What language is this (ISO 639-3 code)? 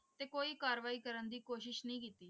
pan